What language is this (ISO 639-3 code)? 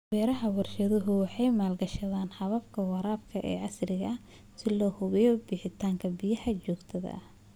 som